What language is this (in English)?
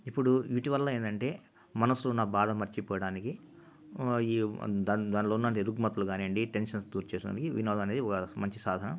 Telugu